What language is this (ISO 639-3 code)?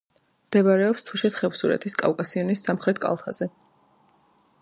kat